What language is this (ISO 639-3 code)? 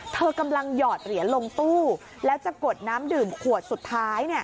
tha